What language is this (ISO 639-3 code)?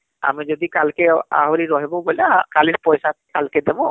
ori